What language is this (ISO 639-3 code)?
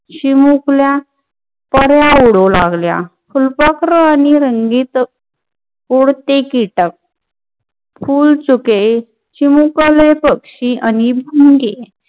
mar